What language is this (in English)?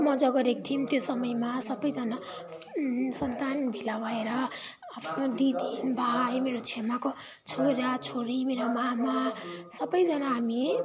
Nepali